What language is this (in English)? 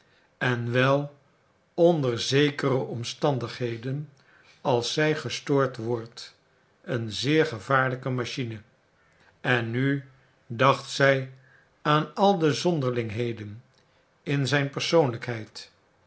Dutch